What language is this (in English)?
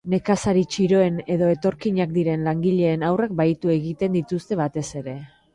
Basque